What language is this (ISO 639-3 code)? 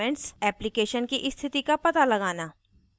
hin